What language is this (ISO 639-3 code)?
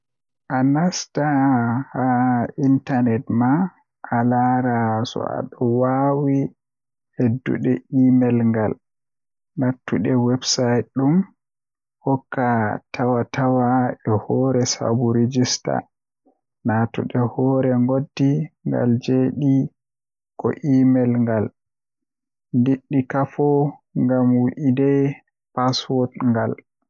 fuh